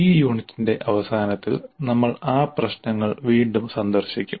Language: Malayalam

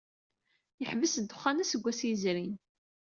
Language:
Kabyle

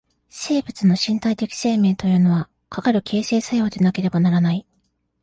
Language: Japanese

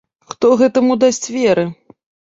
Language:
Belarusian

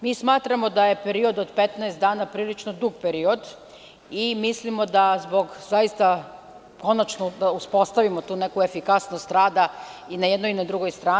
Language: Serbian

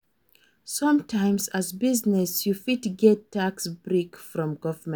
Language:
Nigerian Pidgin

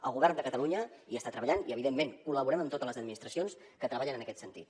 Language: Catalan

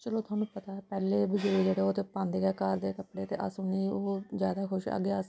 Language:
Dogri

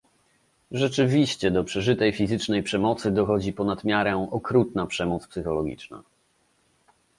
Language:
Polish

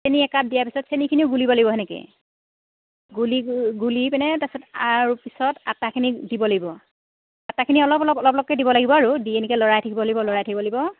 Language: Assamese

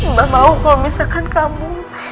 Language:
Indonesian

